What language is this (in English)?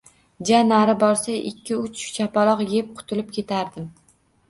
Uzbek